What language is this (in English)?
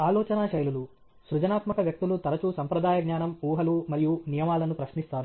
Telugu